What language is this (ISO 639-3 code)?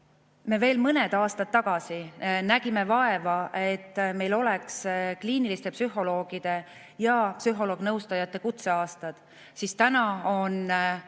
est